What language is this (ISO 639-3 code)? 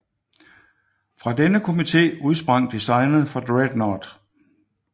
dan